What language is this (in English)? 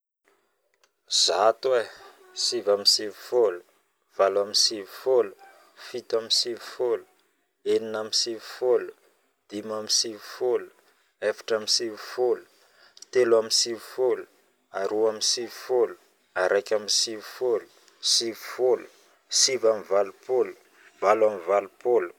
Northern Betsimisaraka Malagasy